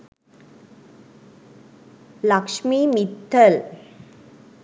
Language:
Sinhala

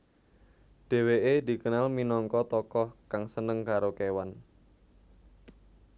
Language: Javanese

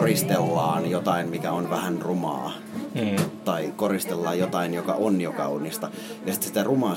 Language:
Finnish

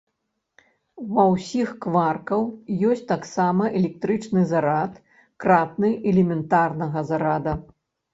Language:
Belarusian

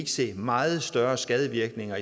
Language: Danish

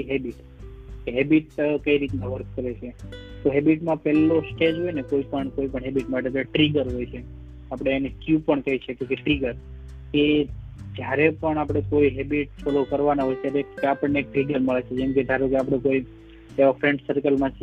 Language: Gujarati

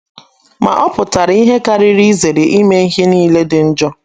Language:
Igbo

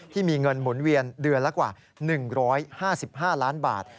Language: Thai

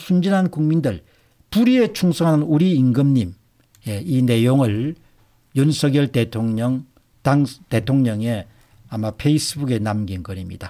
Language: Korean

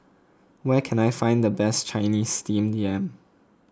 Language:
English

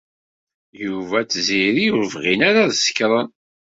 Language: Kabyle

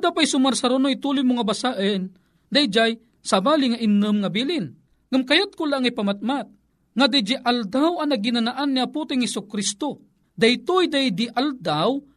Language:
Filipino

